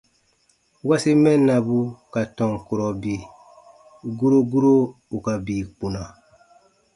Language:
Baatonum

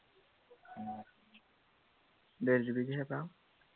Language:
Assamese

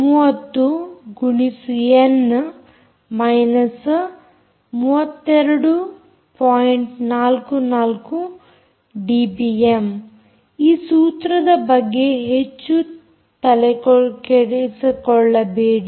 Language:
Kannada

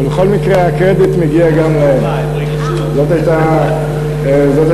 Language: Hebrew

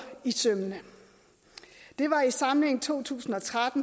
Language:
Danish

